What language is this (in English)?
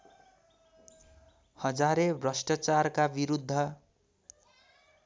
Nepali